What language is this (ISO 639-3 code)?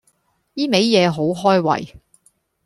yue